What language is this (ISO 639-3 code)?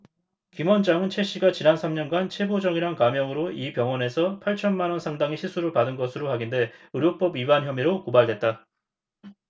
kor